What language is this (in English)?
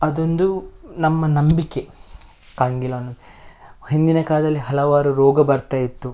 Kannada